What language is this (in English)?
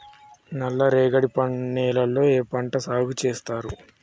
Telugu